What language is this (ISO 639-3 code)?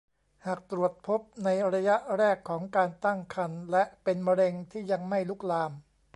tha